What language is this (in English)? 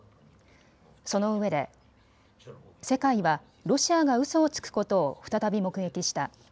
Japanese